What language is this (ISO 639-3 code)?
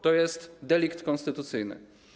pol